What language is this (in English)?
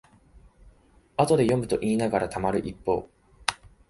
Japanese